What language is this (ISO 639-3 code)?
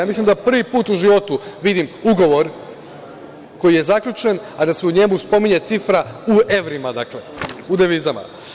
srp